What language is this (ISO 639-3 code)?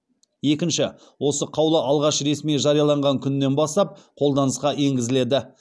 kaz